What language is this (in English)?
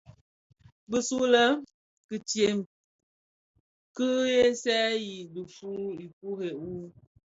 Bafia